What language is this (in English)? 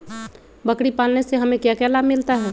Magahi